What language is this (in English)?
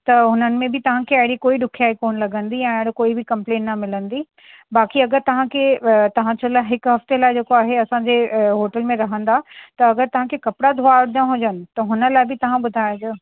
Sindhi